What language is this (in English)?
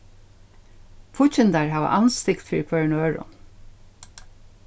Faroese